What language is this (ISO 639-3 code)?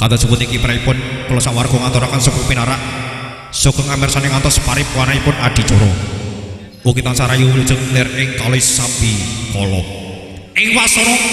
ind